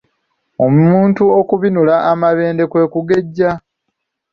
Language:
Ganda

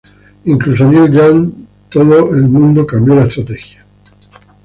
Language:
Spanish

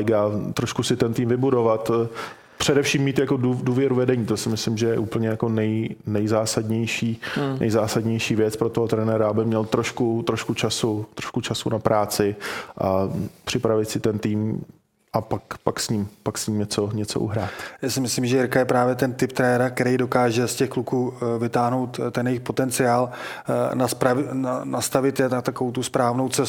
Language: Czech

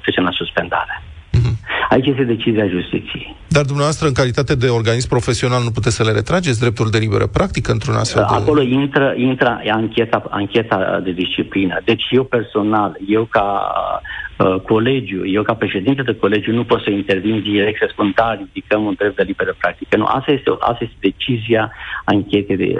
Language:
Romanian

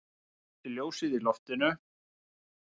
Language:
Icelandic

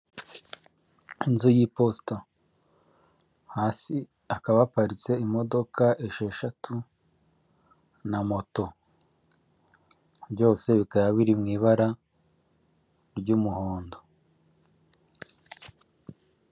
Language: Kinyarwanda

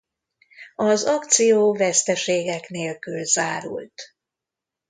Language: Hungarian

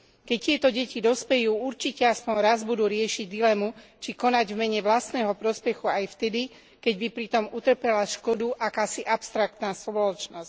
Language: Slovak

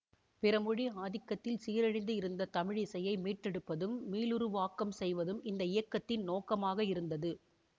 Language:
Tamil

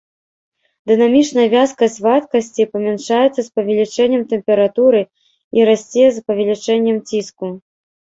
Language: Belarusian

